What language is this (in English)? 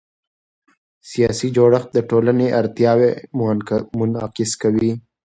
Pashto